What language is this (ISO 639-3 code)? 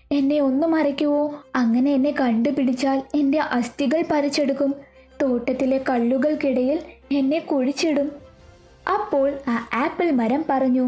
mal